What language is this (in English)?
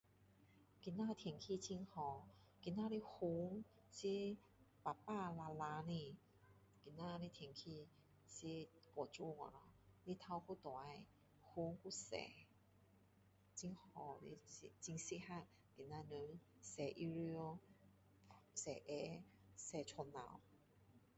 Min Dong Chinese